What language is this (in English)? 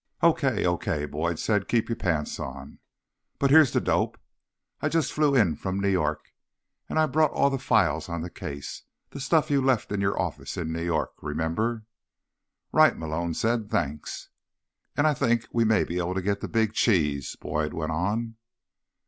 English